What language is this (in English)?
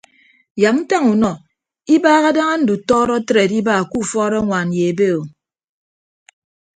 Ibibio